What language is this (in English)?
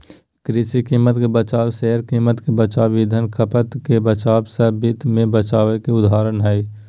Magahi